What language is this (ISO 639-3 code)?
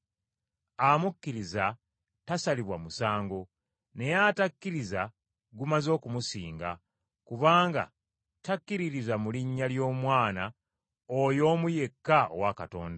lug